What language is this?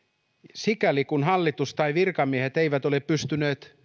Finnish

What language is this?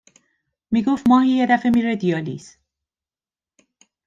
Persian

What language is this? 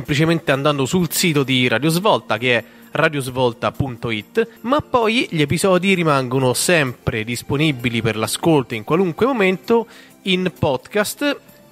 Italian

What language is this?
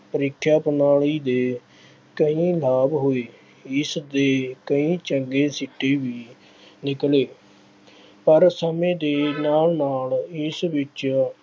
Punjabi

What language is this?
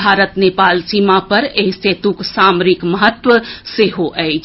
Maithili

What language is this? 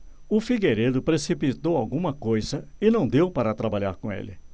Portuguese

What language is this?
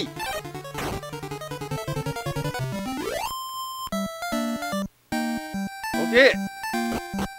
Japanese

